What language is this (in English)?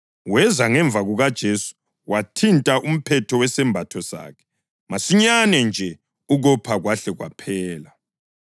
North Ndebele